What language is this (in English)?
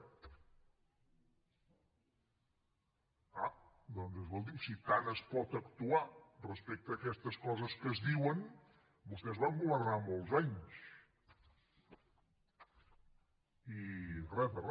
Catalan